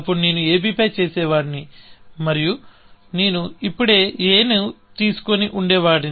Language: Telugu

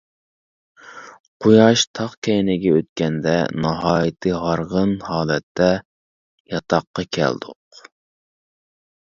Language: Uyghur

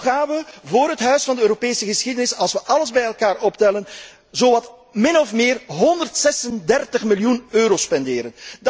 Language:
Dutch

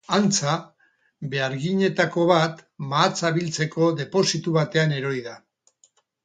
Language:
Basque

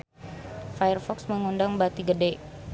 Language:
Sundanese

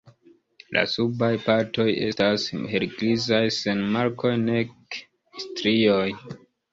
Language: Esperanto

